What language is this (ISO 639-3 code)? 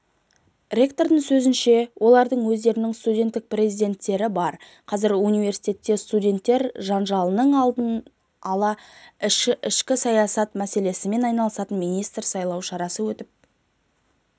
kaz